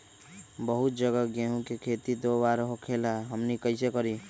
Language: Magahi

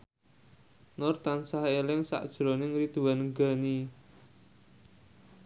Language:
Javanese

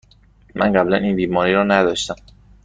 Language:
Persian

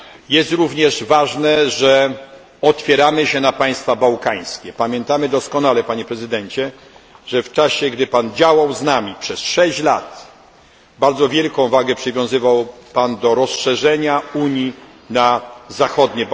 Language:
Polish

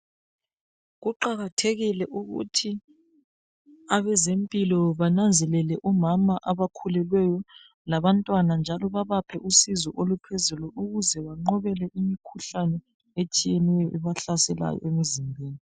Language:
North Ndebele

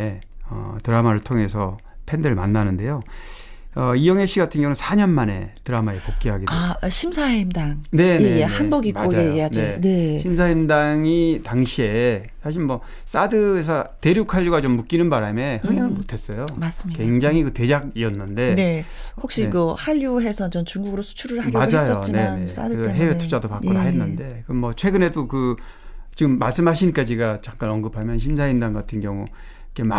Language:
Korean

